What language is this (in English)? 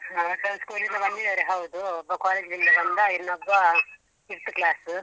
Kannada